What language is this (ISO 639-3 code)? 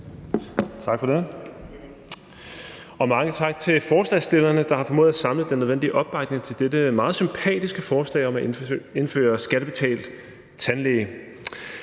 dan